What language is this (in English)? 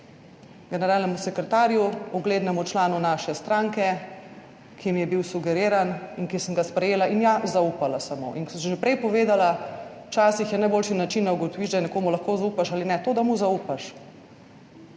Slovenian